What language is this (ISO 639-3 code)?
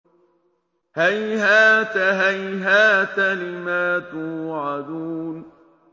ara